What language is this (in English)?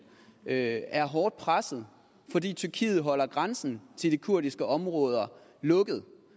Danish